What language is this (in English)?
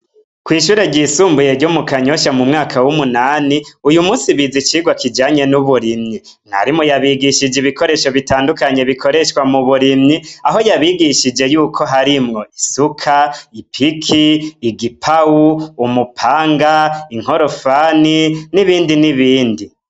Rundi